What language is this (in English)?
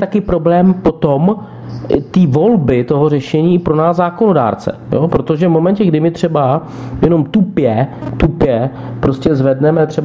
Czech